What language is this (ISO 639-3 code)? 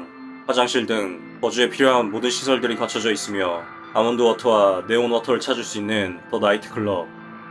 kor